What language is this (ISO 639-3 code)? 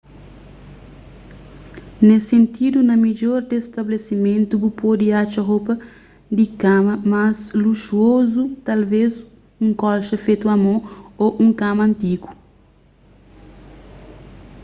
kea